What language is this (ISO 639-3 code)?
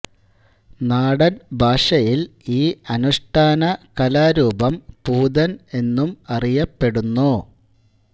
mal